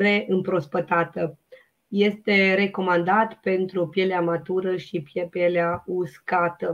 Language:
Romanian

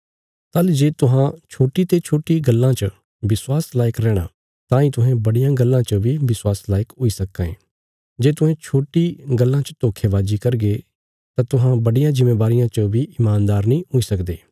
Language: Bilaspuri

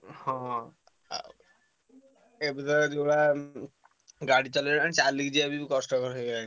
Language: Odia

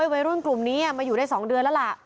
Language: Thai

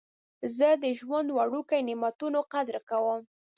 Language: Pashto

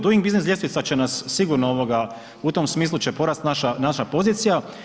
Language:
Croatian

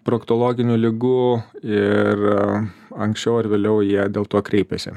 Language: Lithuanian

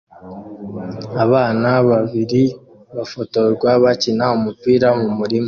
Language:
Kinyarwanda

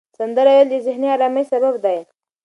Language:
Pashto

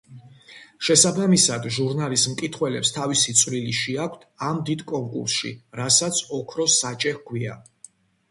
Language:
Georgian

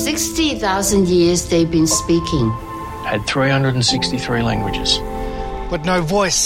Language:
Croatian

